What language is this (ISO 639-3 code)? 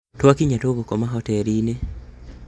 kik